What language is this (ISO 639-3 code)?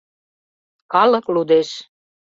chm